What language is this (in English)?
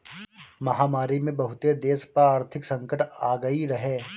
Bhojpuri